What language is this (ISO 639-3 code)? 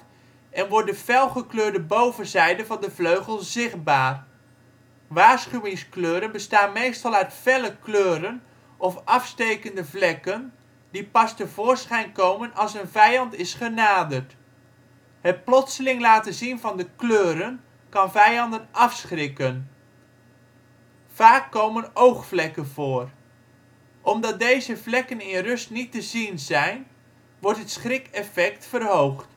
nld